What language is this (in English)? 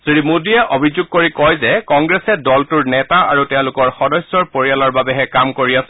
Assamese